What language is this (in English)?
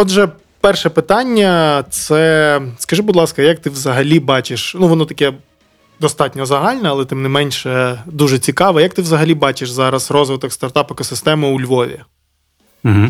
Ukrainian